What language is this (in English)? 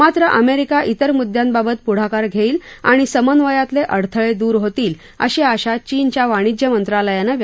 Marathi